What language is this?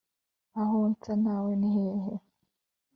Kinyarwanda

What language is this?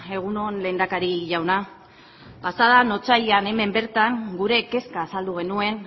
Basque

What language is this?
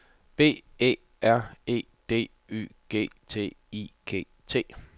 Danish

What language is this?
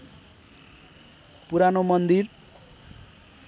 Nepali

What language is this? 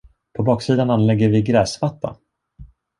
Swedish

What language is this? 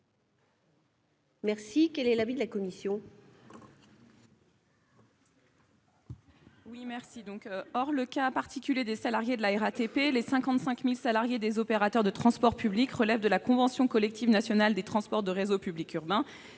French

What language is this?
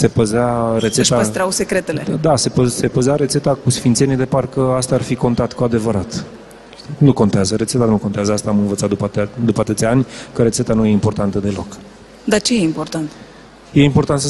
Romanian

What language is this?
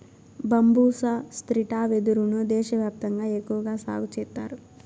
Telugu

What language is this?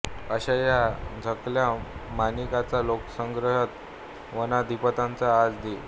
Marathi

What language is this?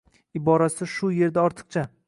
Uzbek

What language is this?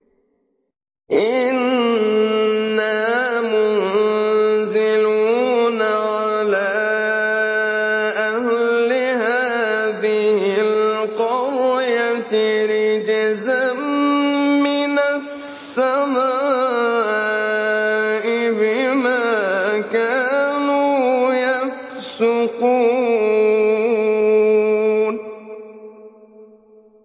Arabic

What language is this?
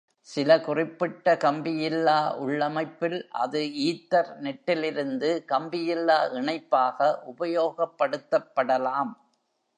Tamil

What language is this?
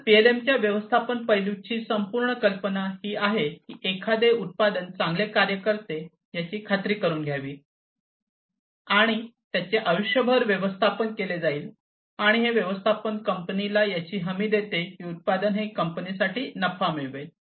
Marathi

